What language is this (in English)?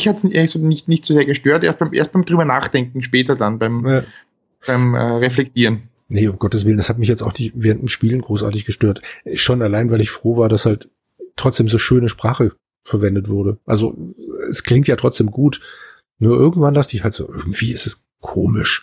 German